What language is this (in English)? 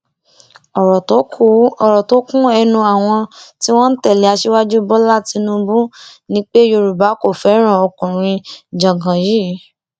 Yoruba